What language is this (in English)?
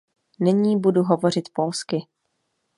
Czech